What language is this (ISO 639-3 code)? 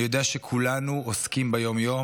heb